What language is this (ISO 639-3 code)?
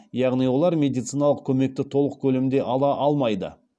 kaz